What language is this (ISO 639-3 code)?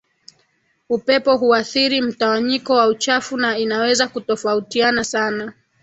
swa